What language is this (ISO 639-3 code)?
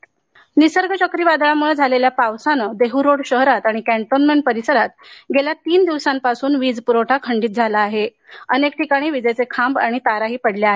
mar